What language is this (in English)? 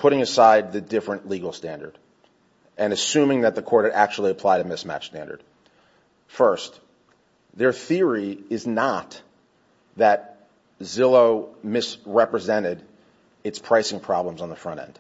English